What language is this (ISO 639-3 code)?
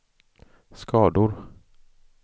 swe